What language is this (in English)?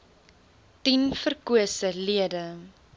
Afrikaans